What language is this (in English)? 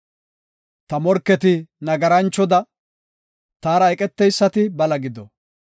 Gofa